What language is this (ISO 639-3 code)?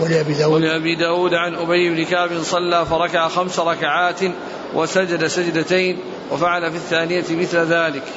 ara